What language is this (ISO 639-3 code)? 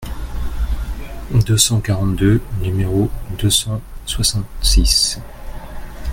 fra